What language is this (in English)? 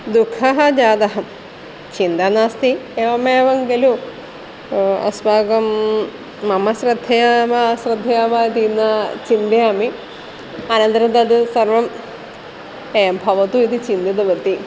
Sanskrit